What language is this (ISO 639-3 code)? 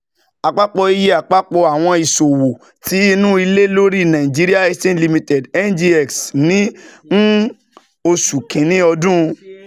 yor